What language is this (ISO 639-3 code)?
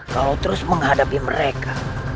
ind